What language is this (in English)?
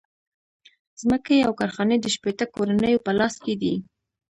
Pashto